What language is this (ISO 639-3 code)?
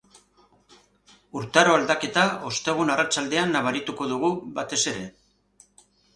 eus